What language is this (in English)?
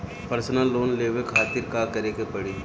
Bhojpuri